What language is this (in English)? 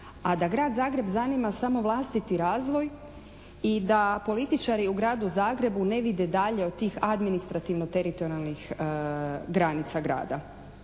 Croatian